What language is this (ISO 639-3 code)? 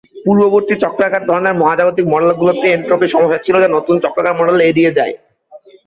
ben